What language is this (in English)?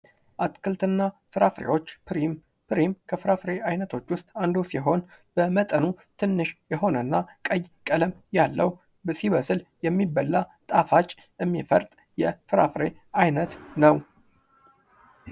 Amharic